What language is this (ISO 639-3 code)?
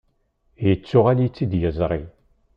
kab